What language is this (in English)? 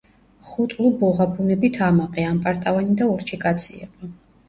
Georgian